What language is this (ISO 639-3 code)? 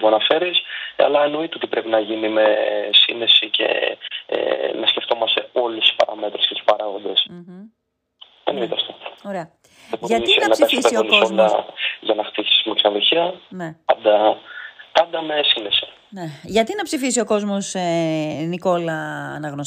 ell